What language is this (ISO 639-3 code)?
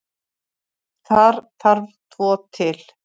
isl